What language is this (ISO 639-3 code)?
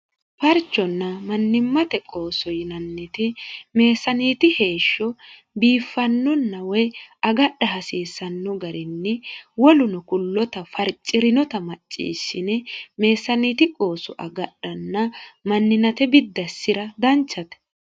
sid